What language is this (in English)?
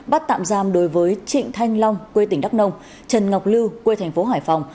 Vietnamese